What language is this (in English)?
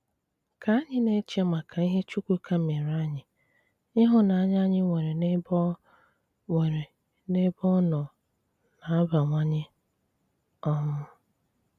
Igbo